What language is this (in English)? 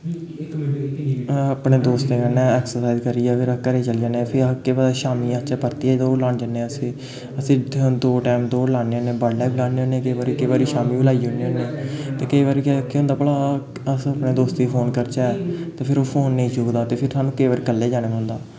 Dogri